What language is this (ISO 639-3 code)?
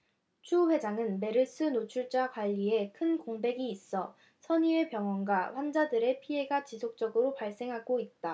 kor